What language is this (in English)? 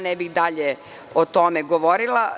Serbian